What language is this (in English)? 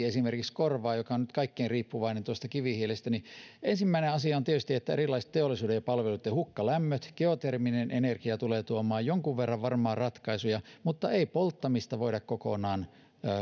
Finnish